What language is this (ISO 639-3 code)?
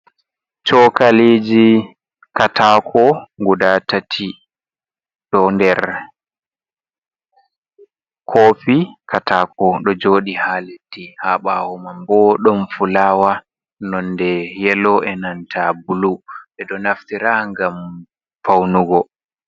ful